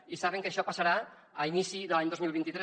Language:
Catalan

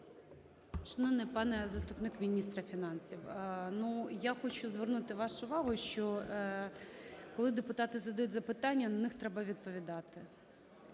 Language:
Ukrainian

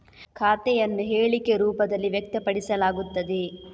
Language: Kannada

